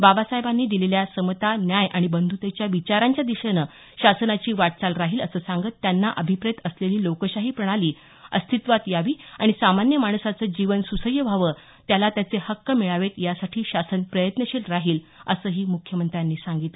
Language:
Marathi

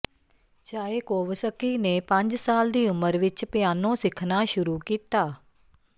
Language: Punjabi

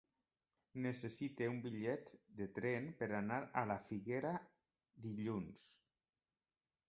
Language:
Catalan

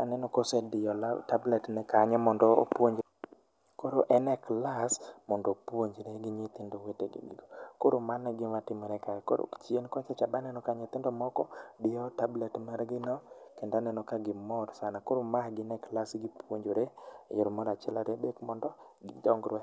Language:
Luo (Kenya and Tanzania)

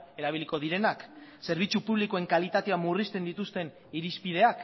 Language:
Basque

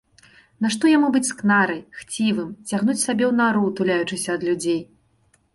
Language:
Belarusian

